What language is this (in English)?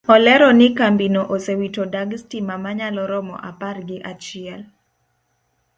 Luo (Kenya and Tanzania)